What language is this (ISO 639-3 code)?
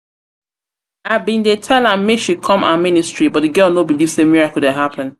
pcm